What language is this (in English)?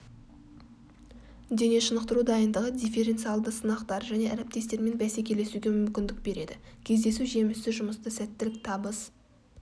Kazakh